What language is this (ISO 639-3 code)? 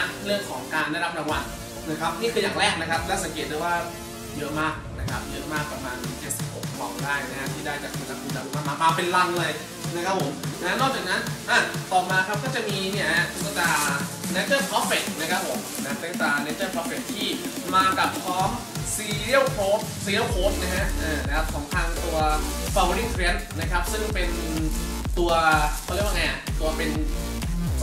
tha